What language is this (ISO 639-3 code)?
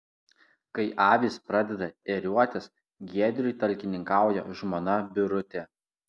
lit